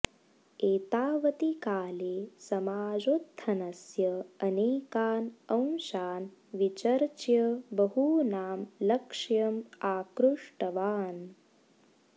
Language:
Sanskrit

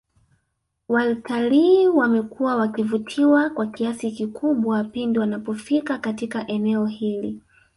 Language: Swahili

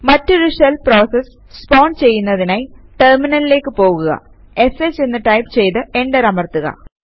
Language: Malayalam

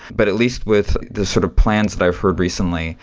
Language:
English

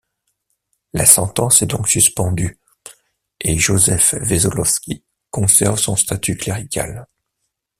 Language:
French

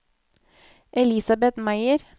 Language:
Norwegian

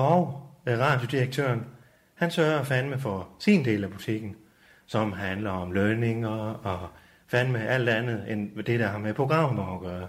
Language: Danish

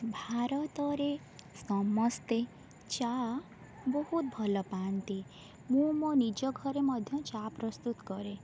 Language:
Odia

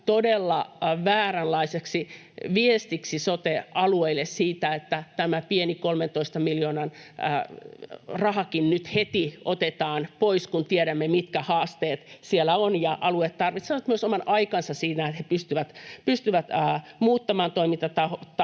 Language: Finnish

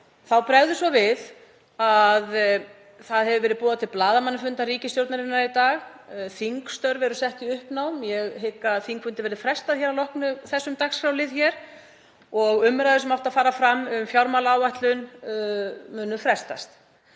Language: Icelandic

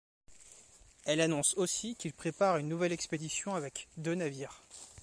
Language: French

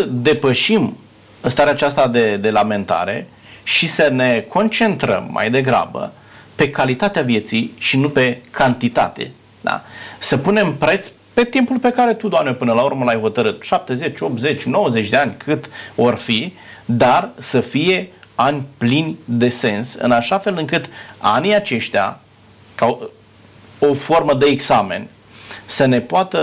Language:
Romanian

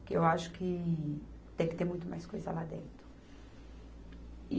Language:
Portuguese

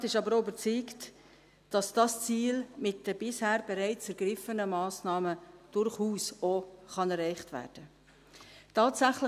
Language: Swiss German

